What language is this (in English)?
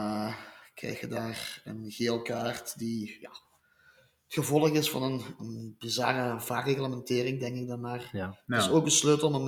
Dutch